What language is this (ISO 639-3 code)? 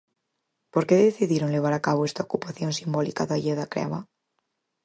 glg